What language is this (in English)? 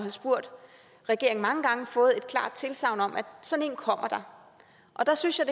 Danish